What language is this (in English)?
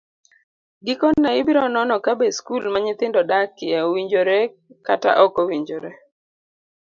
Luo (Kenya and Tanzania)